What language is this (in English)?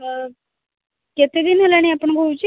Odia